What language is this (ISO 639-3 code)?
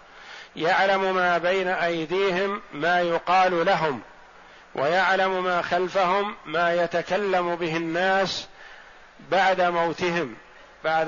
ara